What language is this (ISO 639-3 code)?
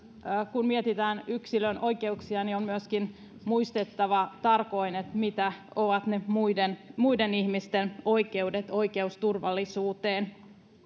fin